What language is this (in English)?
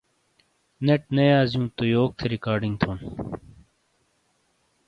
Shina